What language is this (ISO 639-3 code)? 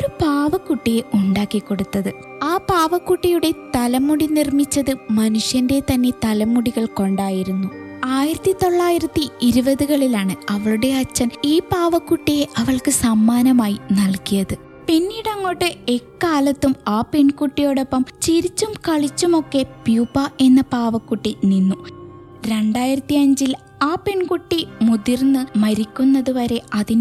mal